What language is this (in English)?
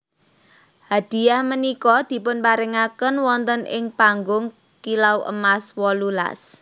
Javanese